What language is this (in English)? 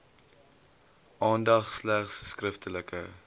Afrikaans